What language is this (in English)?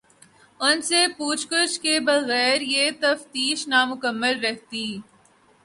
Urdu